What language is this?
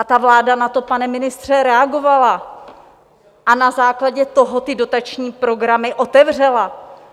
Czech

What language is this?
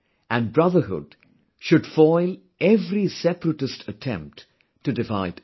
English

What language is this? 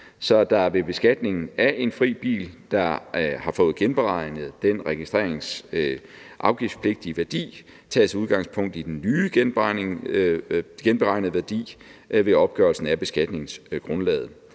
Danish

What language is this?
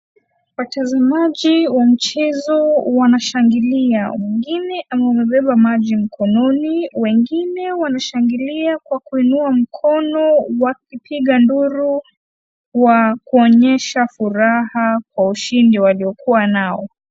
Swahili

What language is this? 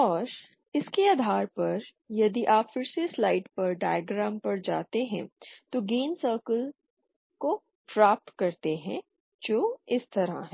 Hindi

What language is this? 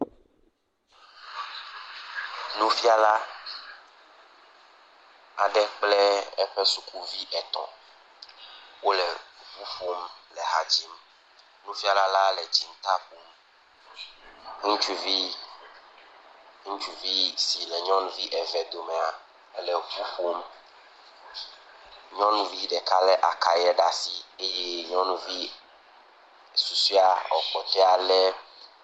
Ewe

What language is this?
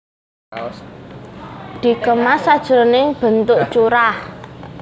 Javanese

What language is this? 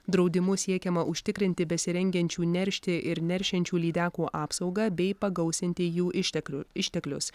Lithuanian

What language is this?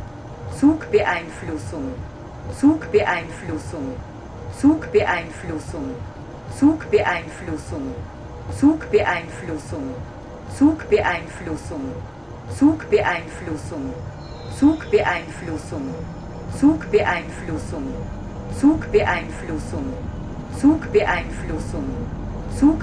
German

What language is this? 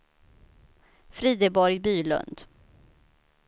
Swedish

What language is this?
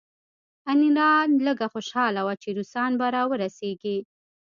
Pashto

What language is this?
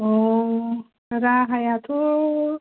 Bodo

